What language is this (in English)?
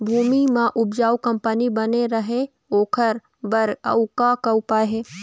Chhattisgarhi